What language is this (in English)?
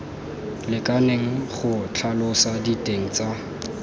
Tswana